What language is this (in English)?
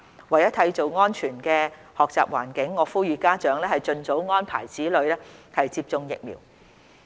Cantonese